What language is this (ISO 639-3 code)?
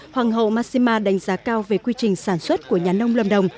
vie